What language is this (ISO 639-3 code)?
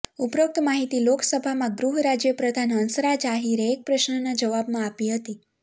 guj